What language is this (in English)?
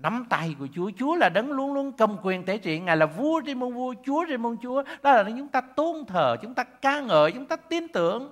Vietnamese